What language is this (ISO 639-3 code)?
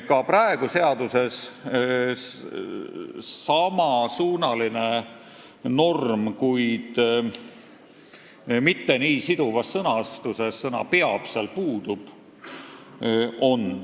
est